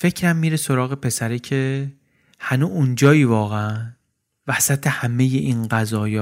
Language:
Persian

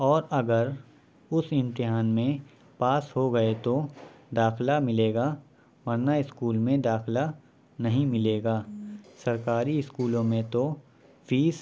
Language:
Urdu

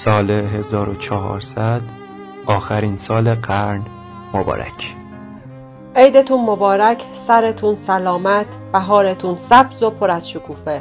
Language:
Persian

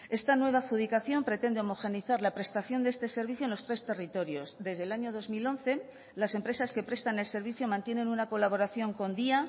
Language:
Spanish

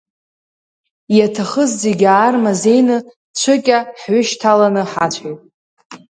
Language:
Abkhazian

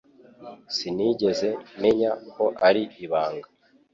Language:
Kinyarwanda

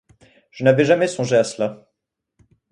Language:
French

